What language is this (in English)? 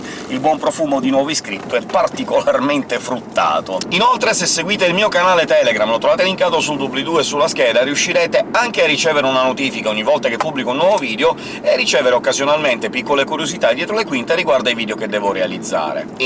Italian